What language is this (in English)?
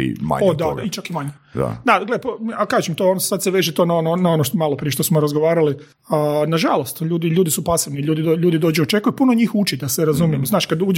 Croatian